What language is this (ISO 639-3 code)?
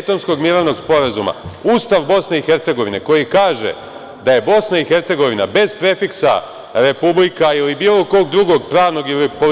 srp